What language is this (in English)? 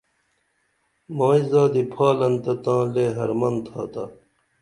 Dameli